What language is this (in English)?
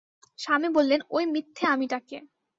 Bangla